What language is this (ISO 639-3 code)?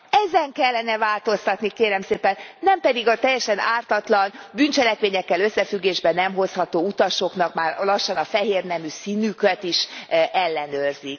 hun